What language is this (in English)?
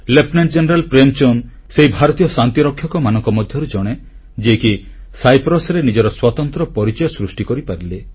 Odia